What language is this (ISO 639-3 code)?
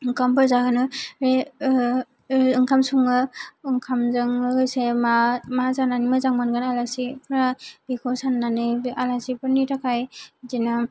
brx